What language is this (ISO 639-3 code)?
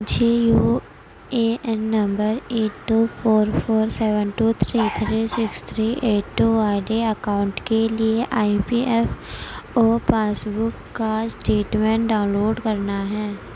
urd